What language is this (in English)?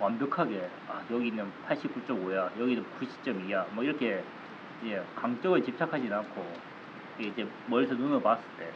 Korean